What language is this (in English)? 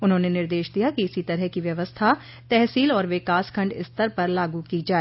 Hindi